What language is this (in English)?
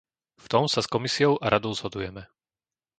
Slovak